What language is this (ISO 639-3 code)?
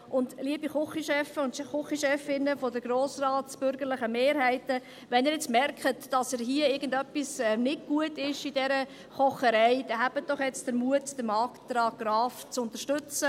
gsw